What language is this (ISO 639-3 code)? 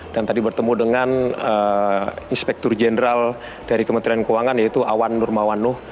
ind